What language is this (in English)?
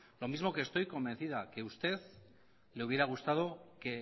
Spanish